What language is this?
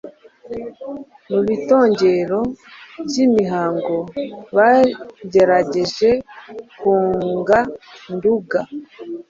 Kinyarwanda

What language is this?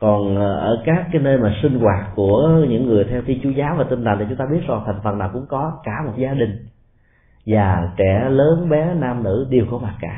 Vietnamese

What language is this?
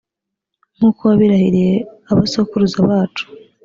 Kinyarwanda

